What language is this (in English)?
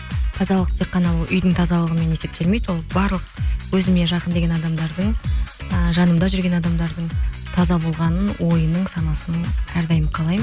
Kazakh